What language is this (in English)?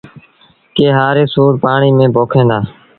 Sindhi Bhil